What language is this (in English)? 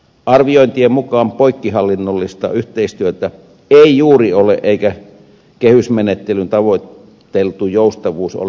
Finnish